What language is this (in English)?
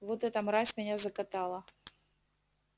Russian